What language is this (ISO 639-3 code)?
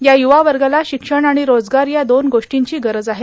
mar